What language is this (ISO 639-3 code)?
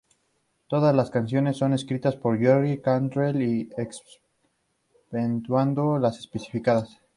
spa